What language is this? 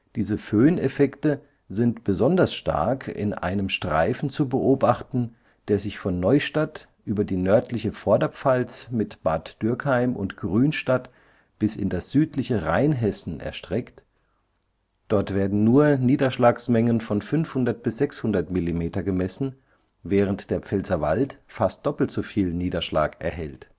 German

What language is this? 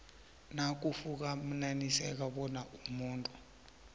South Ndebele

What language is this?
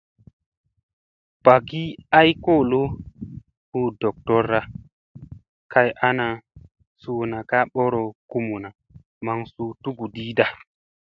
Musey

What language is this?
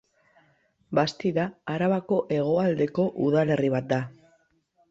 Basque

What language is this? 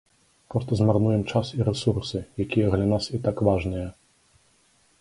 Belarusian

